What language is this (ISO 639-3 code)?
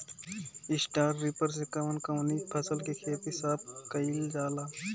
bho